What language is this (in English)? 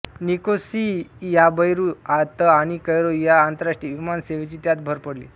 Marathi